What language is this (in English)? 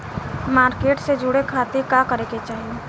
Bhojpuri